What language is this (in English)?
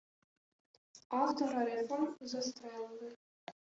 Ukrainian